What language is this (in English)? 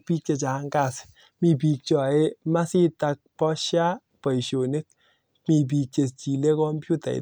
Kalenjin